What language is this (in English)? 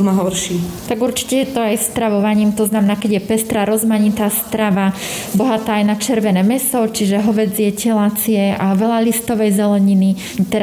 Slovak